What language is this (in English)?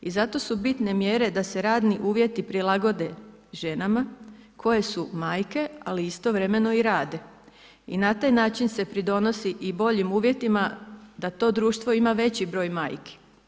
Croatian